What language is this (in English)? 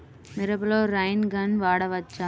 Telugu